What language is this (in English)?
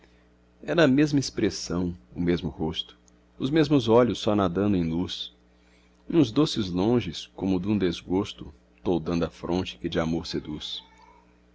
Portuguese